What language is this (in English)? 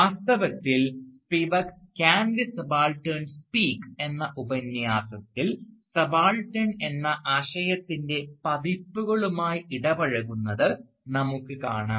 Malayalam